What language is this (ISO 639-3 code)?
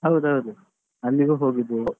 kan